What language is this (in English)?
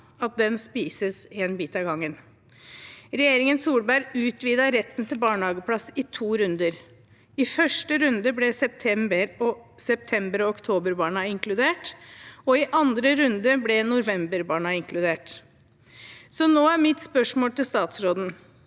Norwegian